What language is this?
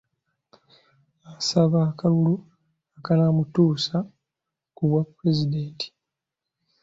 Ganda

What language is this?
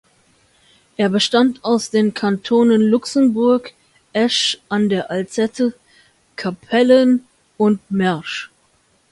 German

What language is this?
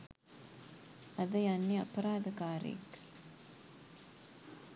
Sinhala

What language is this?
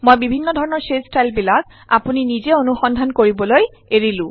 Assamese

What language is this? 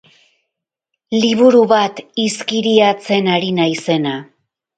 Basque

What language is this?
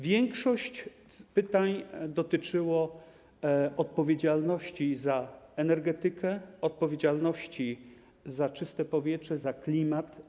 Polish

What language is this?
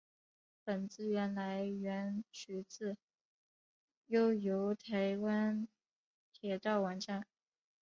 Chinese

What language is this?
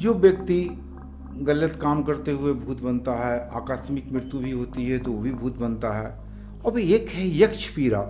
Hindi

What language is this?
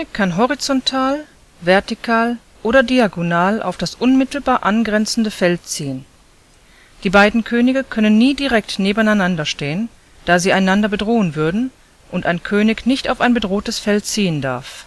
German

